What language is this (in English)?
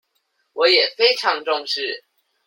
Chinese